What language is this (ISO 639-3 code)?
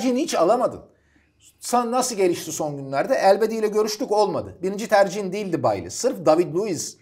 tur